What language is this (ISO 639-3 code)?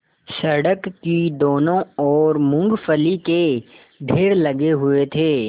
hin